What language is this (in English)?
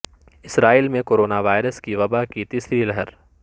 Urdu